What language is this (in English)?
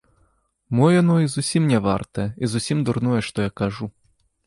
Belarusian